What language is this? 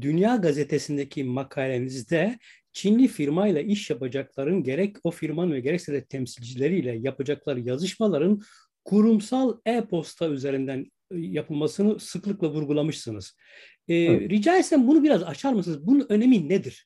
Turkish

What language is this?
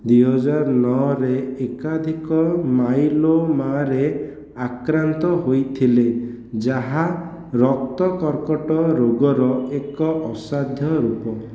Odia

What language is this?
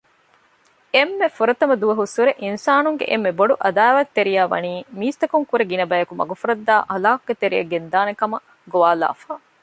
Divehi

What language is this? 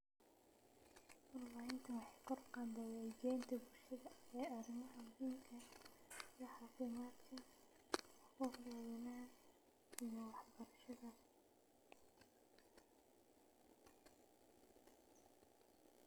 Somali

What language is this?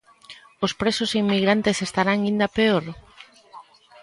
Galician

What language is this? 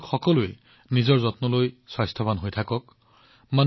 Assamese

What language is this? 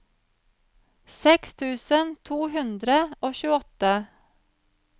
Norwegian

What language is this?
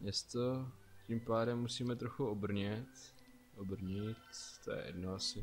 Czech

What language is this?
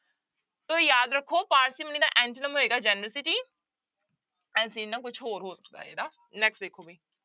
Punjabi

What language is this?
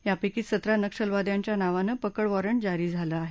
Marathi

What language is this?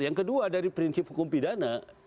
Indonesian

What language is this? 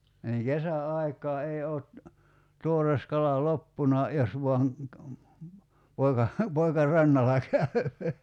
Finnish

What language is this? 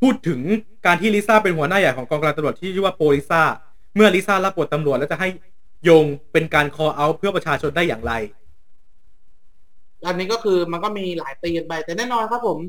Thai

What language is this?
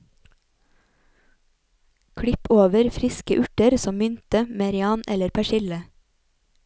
Norwegian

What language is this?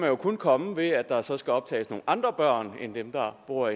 Danish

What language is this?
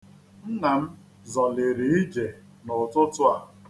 Igbo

